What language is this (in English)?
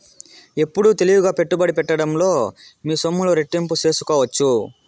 Telugu